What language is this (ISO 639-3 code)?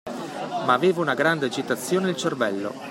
ita